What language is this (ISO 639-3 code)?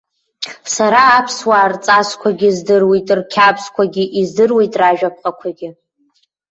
abk